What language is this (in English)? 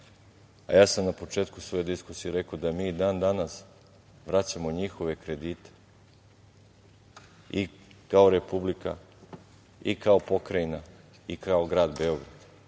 Serbian